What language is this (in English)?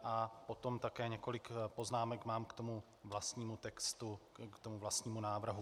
Czech